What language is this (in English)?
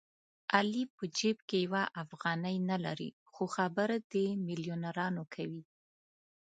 Pashto